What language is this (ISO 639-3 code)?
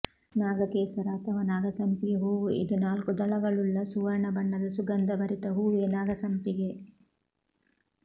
kan